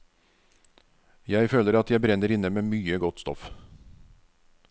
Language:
Norwegian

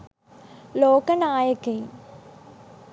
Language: Sinhala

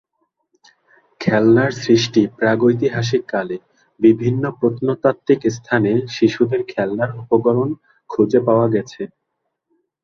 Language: Bangla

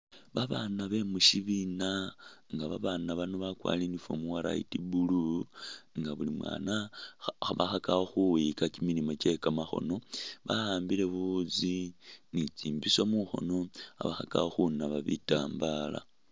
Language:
Masaaba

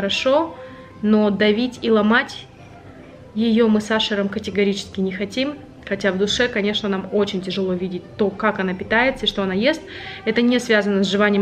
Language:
Russian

